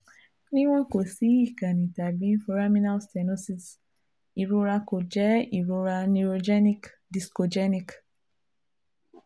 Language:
Yoruba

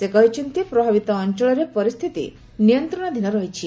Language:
Odia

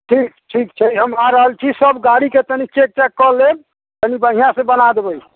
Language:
Maithili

